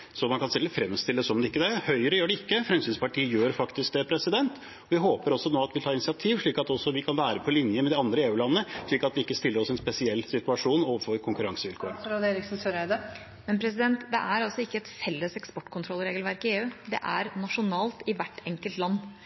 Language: Norwegian Bokmål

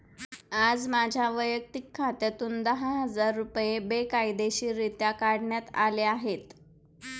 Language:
Marathi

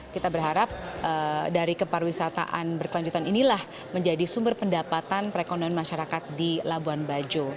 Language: Indonesian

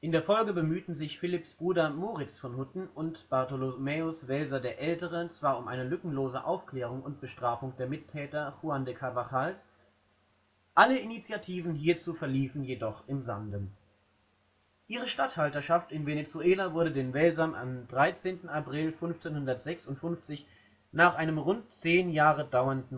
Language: German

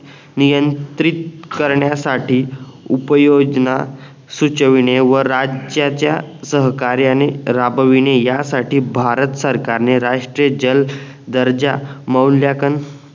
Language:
Marathi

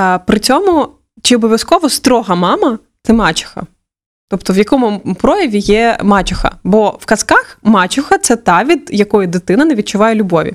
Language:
Ukrainian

